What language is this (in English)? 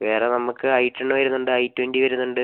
Malayalam